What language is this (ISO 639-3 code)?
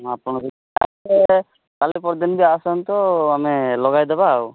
ori